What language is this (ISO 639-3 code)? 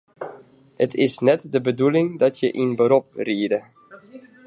fry